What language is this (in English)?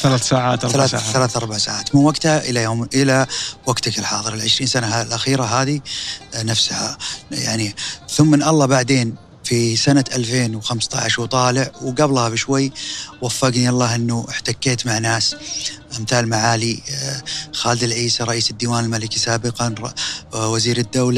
Arabic